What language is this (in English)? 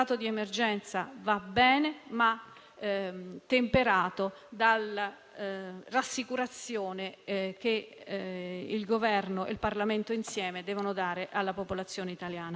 Italian